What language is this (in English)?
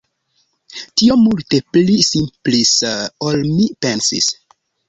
Esperanto